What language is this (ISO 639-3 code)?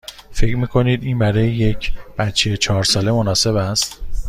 fas